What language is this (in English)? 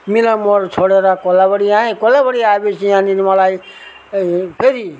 Nepali